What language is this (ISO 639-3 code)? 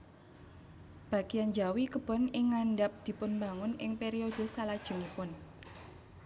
jav